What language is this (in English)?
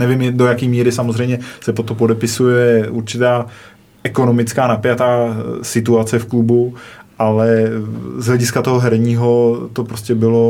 Czech